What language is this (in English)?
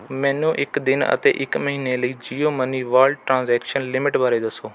Punjabi